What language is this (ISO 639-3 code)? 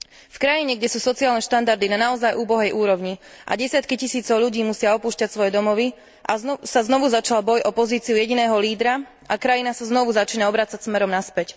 slk